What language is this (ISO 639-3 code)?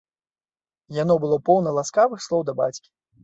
bel